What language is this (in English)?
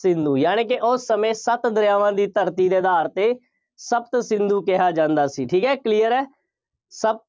Punjabi